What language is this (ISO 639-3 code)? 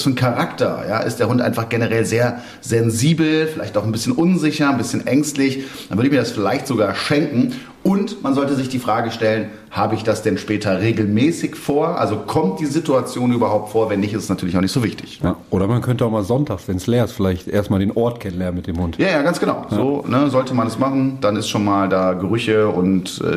deu